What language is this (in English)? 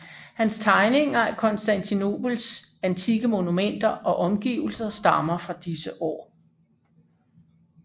Danish